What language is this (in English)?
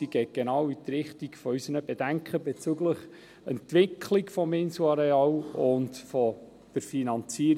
Swiss German